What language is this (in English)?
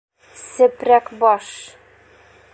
Bashkir